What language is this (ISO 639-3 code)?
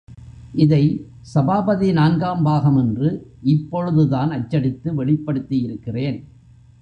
tam